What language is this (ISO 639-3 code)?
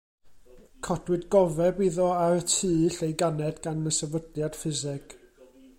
cym